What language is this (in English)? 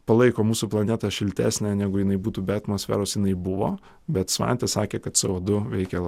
Lithuanian